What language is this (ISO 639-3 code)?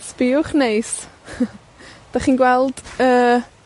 cym